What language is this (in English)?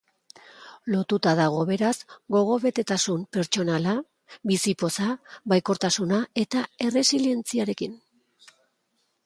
Basque